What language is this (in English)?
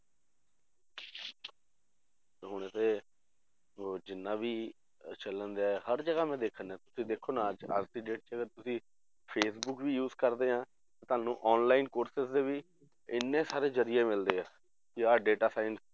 Punjabi